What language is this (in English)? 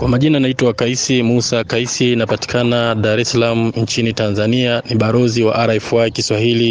Swahili